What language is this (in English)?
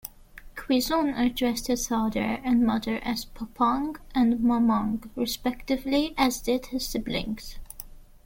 English